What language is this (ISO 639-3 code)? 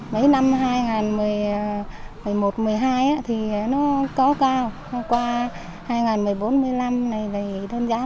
vie